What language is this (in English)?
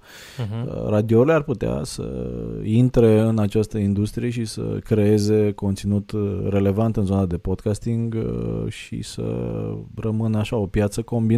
Romanian